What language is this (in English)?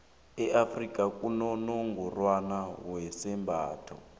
South Ndebele